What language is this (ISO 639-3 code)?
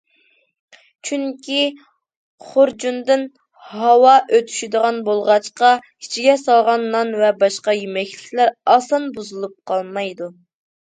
uig